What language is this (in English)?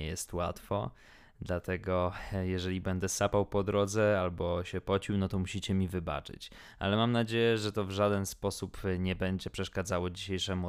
Polish